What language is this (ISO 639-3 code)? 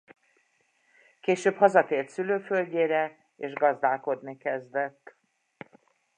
hun